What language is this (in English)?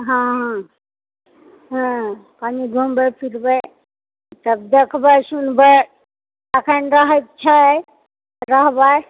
Maithili